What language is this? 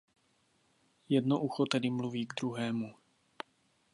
Czech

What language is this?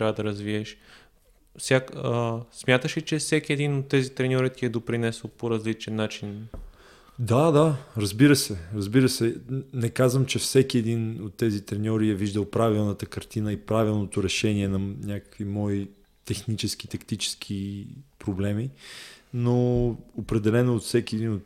Bulgarian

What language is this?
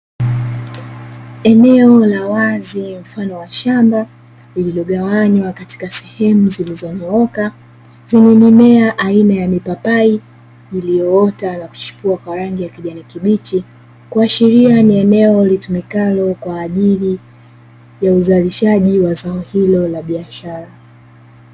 Swahili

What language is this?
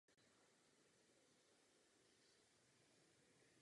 Czech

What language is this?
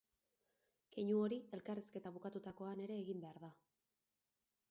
Basque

